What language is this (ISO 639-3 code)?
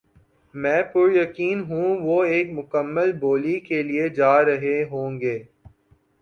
urd